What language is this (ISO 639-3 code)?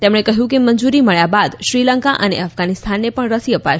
guj